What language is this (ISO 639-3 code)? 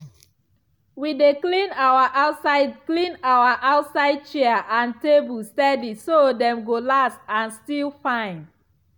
pcm